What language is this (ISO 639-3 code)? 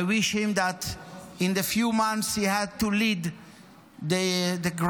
heb